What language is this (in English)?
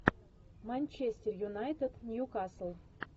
Russian